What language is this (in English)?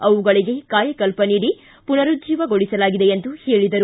Kannada